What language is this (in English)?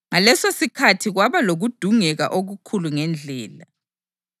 North Ndebele